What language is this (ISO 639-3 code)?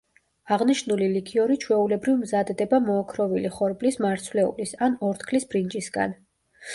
kat